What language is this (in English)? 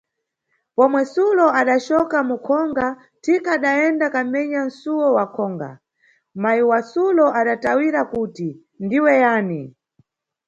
Nyungwe